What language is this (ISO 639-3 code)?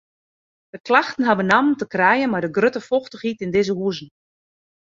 fry